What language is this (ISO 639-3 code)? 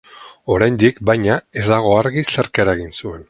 eus